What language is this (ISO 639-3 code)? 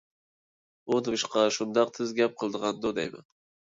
uig